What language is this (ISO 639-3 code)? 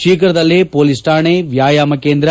kan